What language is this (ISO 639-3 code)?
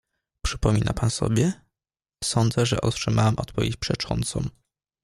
pol